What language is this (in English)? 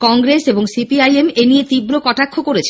Bangla